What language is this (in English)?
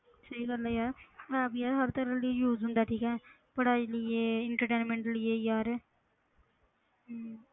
Punjabi